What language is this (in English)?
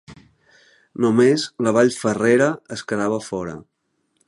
Catalan